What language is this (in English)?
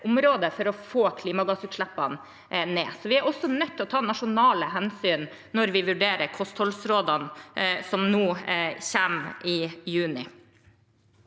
Norwegian